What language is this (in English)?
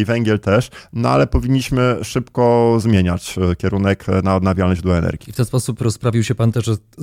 Polish